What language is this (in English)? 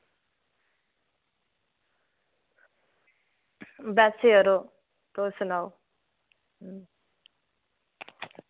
Dogri